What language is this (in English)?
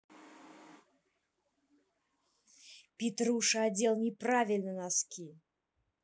Russian